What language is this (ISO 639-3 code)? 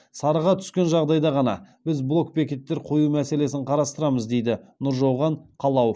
kaz